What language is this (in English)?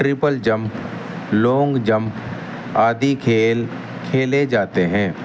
Urdu